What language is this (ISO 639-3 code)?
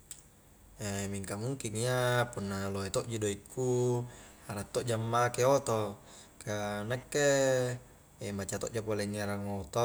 kjk